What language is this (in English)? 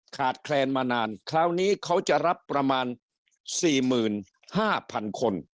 Thai